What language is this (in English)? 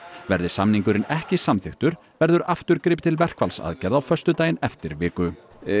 Icelandic